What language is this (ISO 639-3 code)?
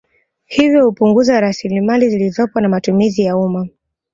swa